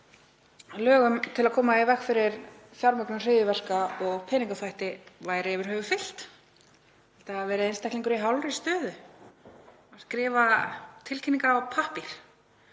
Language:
Icelandic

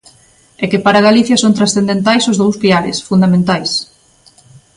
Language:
Galician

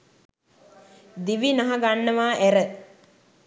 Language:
Sinhala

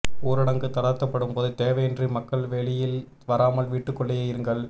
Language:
Tamil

